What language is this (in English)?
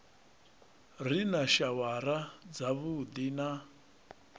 Venda